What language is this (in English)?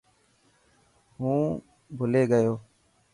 Dhatki